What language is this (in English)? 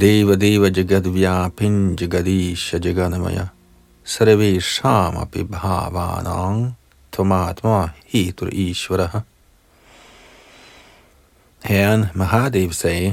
Danish